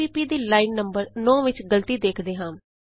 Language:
Punjabi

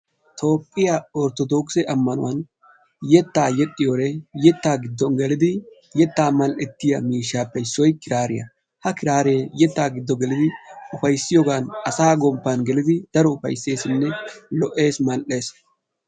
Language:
Wolaytta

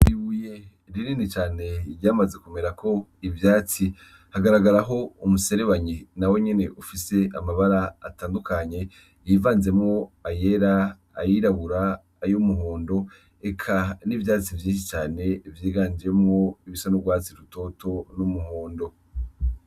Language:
Rundi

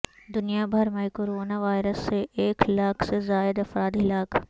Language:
Urdu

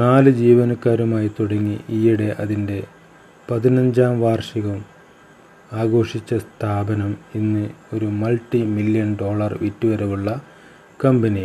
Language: Malayalam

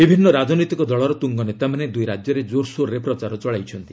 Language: Odia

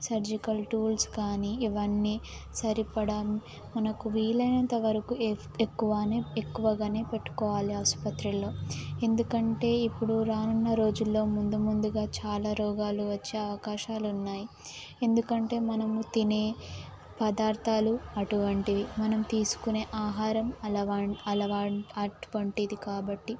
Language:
Telugu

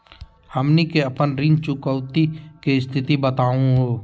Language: Magahi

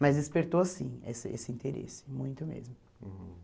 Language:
Portuguese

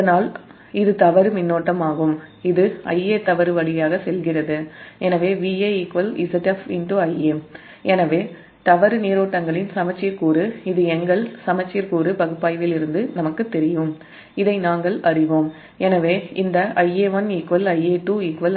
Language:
Tamil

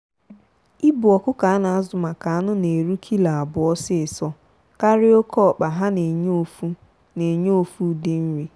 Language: Igbo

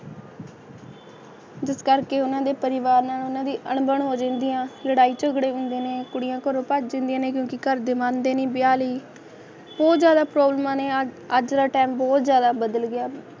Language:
Punjabi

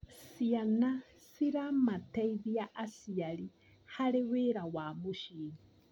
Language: Kikuyu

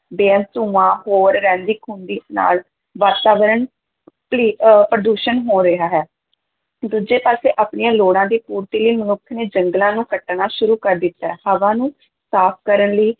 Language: Punjabi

